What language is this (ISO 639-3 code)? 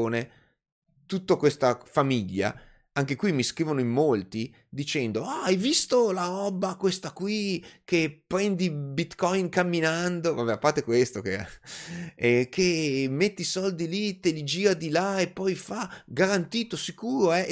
ita